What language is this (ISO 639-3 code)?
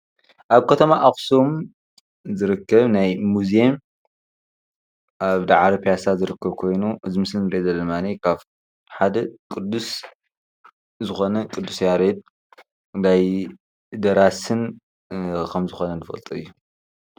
tir